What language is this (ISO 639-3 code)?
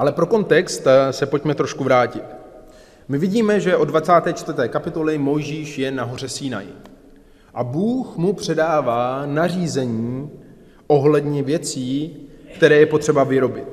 ces